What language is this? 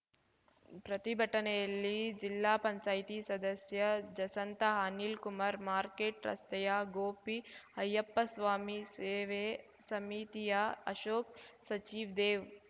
Kannada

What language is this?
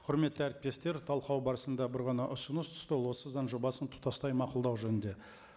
Kazakh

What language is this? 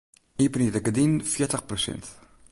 Western Frisian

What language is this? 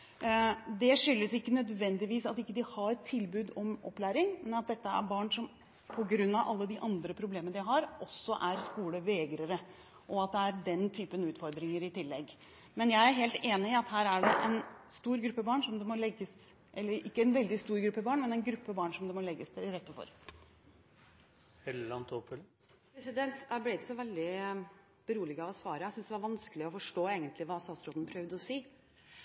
Norwegian Bokmål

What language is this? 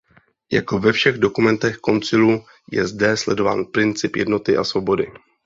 Czech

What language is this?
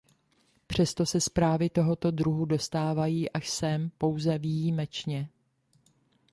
Czech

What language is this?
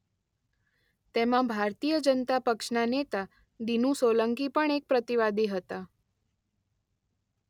Gujarati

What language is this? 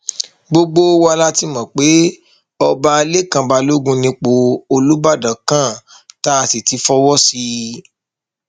Yoruba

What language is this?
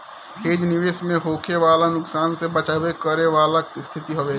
Bhojpuri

